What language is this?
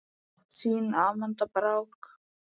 Icelandic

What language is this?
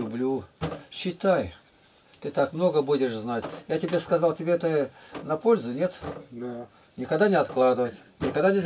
Russian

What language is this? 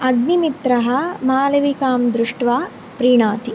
Sanskrit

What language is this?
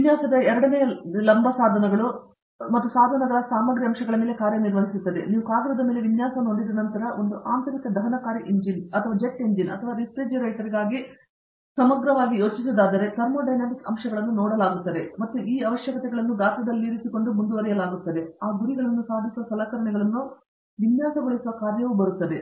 Kannada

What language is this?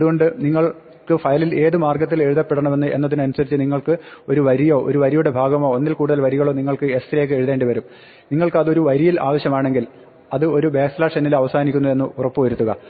Malayalam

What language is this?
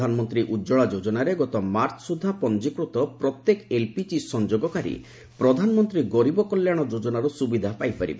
Odia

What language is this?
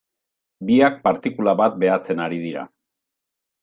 Basque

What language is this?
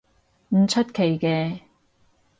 Cantonese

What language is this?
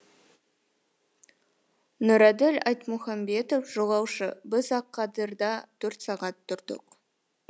Kazakh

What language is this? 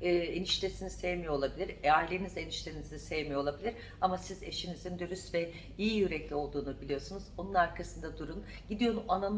Turkish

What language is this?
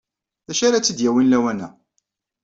Kabyle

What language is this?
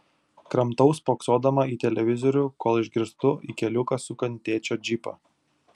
Lithuanian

